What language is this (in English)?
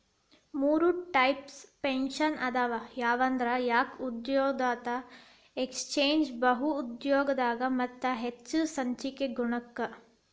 Kannada